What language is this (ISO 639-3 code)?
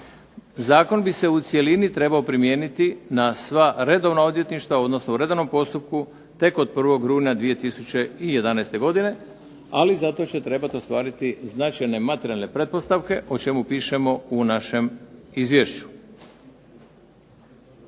hrv